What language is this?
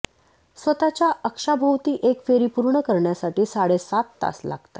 Marathi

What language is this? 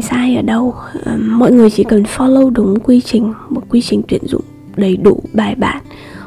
Vietnamese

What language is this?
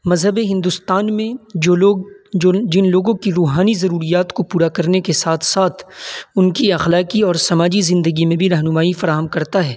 Urdu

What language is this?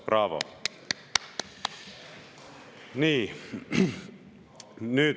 Estonian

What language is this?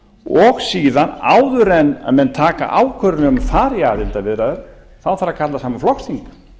Icelandic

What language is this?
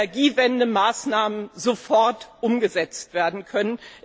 German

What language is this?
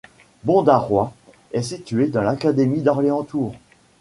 French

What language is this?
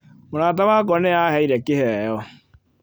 Kikuyu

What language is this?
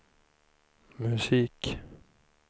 Swedish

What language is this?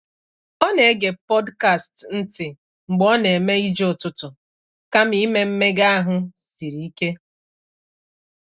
Igbo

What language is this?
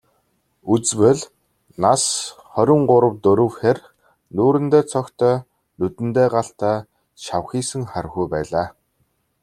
Mongolian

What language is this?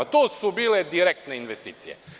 Serbian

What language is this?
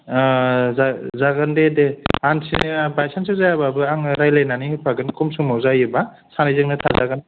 Bodo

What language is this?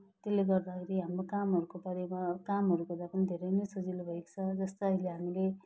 Nepali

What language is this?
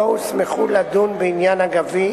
Hebrew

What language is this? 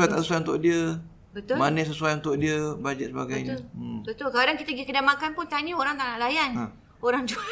Malay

